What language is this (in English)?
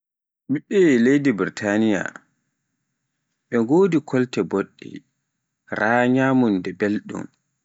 Pular